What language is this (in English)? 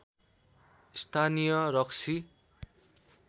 Nepali